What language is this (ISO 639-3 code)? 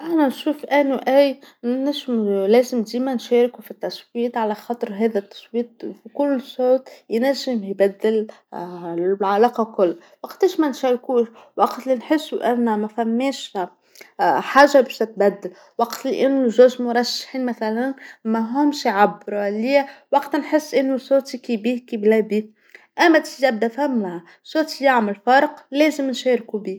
aeb